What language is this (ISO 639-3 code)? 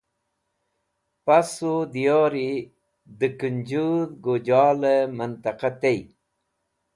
wbl